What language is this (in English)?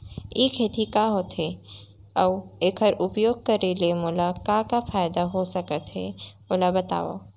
Chhattisgarhi